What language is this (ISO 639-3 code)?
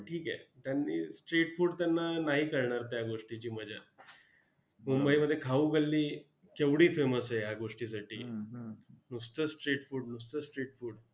mar